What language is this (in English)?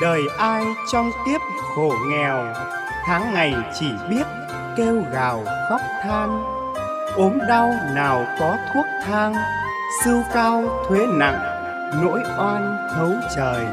Vietnamese